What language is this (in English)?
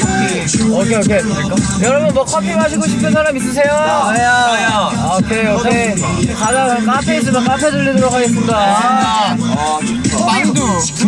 Korean